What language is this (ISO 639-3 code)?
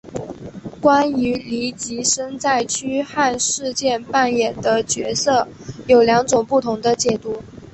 zho